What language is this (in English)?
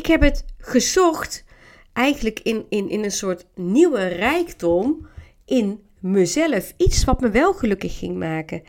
Dutch